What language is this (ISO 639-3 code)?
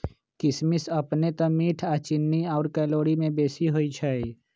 mag